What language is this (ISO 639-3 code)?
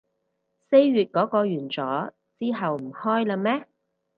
yue